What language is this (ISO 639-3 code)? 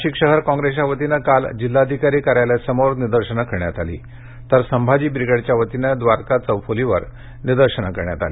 mar